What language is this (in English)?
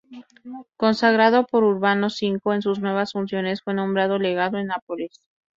Spanish